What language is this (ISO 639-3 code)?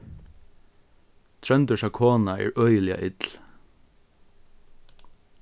fao